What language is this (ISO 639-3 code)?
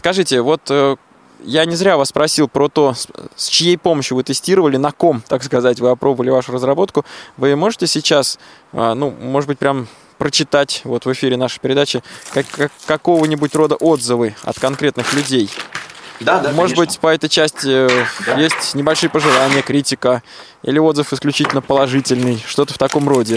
rus